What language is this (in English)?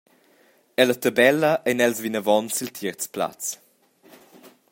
Romansh